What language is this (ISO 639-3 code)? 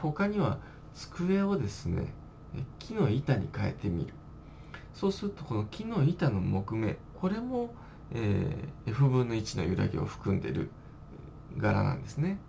jpn